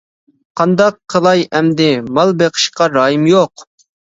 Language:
Uyghur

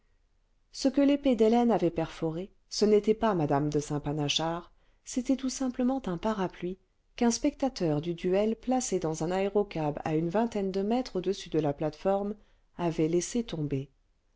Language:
French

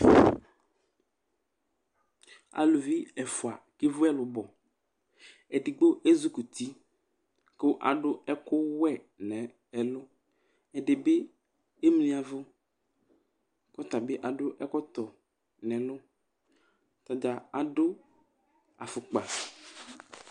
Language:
Ikposo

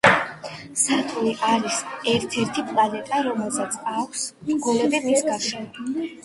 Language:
Georgian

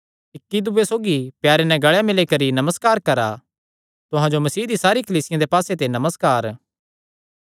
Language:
Kangri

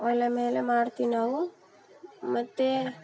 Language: Kannada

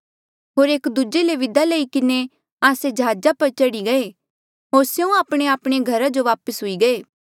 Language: Mandeali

